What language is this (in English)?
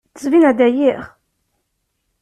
Kabyle